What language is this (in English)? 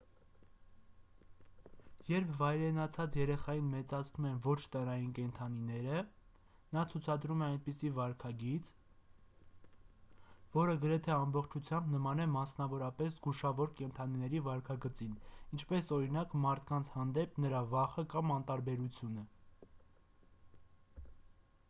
Armenian